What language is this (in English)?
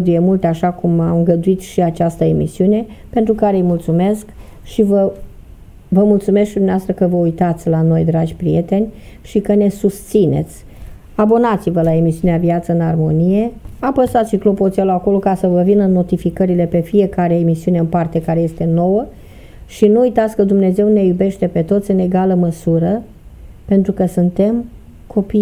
Romanian